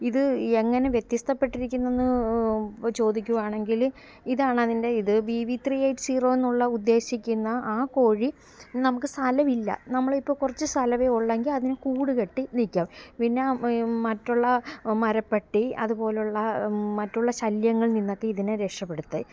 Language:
Malayalam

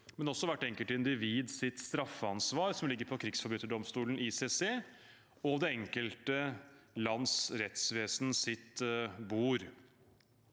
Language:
Norwegian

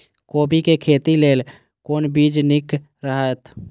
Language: Maithili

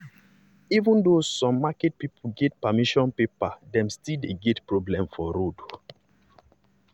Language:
Nigerian Pidgin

